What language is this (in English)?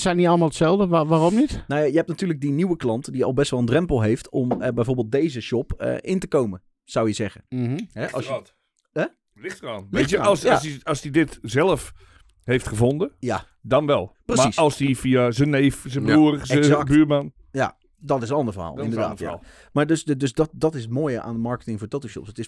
Dutch